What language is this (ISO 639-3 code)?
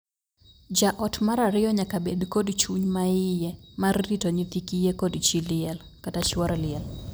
luo